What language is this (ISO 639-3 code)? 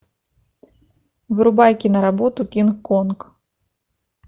rus